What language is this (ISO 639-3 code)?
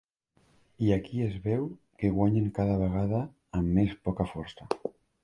cat